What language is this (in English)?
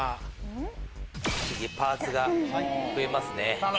Japanese